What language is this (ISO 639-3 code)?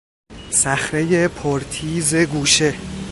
fas